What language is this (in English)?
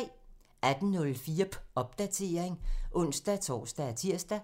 Danish